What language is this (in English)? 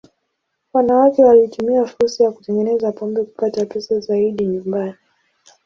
Swahili